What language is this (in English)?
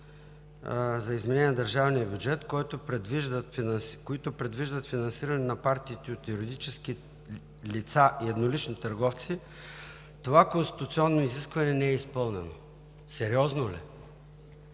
Bulgarian